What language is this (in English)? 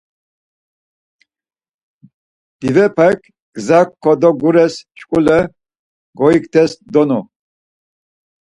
Laz